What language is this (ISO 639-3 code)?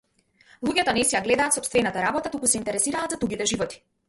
mkd